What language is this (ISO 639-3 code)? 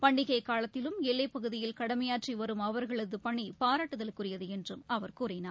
tam